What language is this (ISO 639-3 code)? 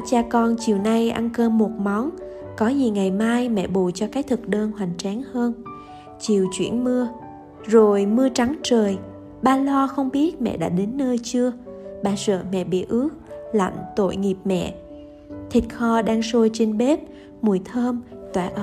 vie